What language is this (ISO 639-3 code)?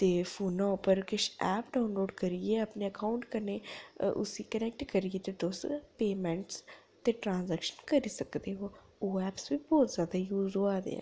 doi